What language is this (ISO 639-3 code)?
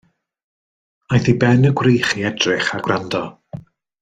cym